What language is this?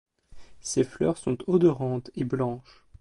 French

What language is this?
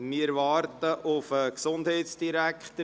Swiss German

